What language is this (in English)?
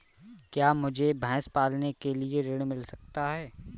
Hindi